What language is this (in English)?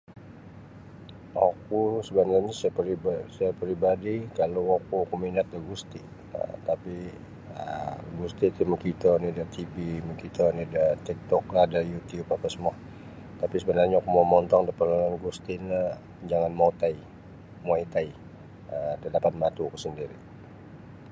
Sabah Bisaya